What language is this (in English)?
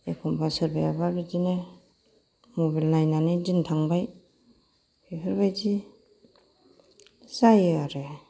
Bodo